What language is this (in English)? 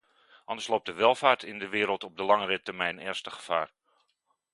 Dutch